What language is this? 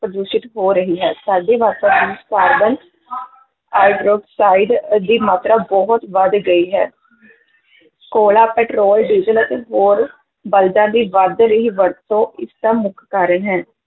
Punjabi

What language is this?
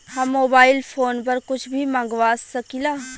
Bhojpuri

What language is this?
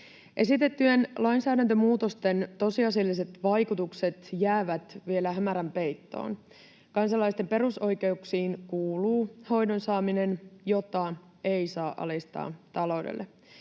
Finnish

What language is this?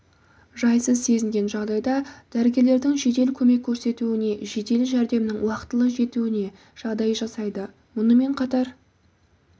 Kazakh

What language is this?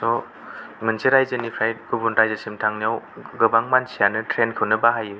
Bodo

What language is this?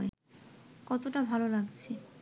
Bangla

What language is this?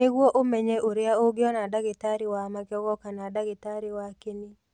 Kikuyu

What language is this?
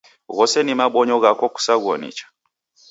Taita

